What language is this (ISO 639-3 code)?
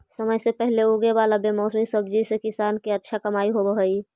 mag